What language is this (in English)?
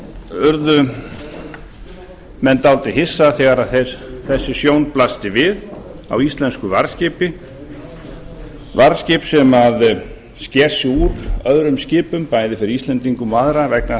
Icelandic